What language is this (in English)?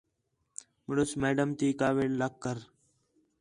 Khetrani